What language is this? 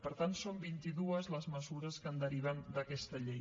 Catalan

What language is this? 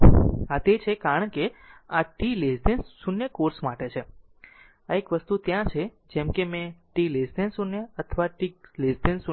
Gujarati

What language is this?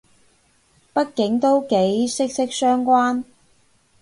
Cantonese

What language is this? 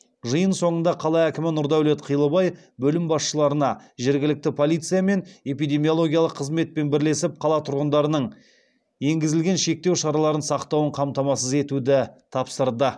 Kazakh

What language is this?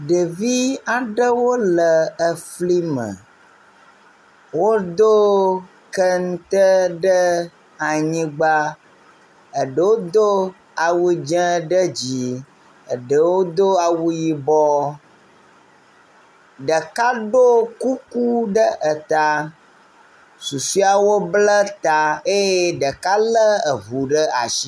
Ewe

